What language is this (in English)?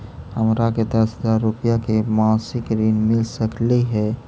Magahi